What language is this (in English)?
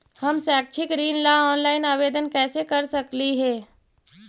Magahi